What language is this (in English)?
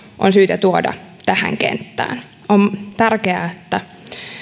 Finnish